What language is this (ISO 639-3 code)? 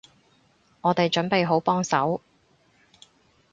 yue